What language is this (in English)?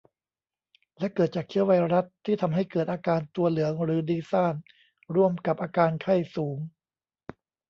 Thai